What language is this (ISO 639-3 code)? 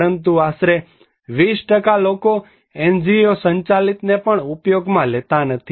guj